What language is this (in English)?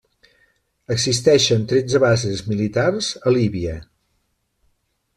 Catalan